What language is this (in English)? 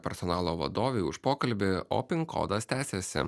Lithuanian